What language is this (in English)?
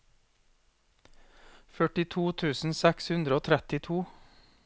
Norwegian